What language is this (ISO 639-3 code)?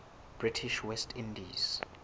sot